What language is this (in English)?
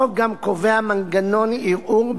Hebrew